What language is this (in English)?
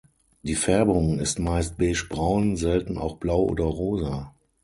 German